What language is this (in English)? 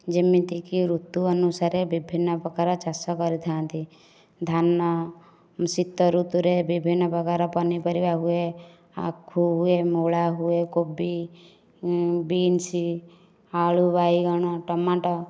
Odia